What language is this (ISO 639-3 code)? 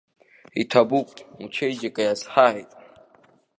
abk